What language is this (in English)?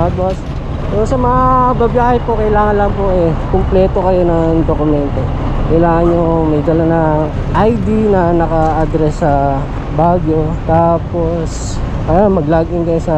Filipino